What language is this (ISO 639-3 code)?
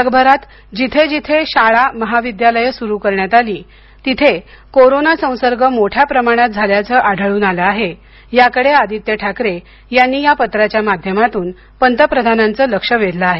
mar